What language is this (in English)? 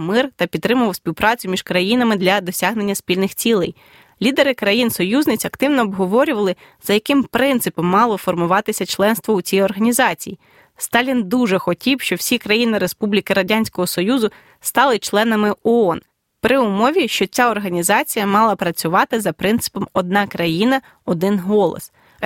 Ukrainian